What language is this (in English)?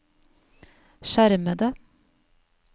Norwegian